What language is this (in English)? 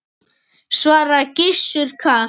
Icelandic